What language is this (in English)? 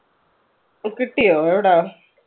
Malayalam